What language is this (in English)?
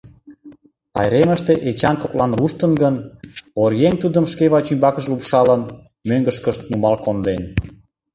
Mari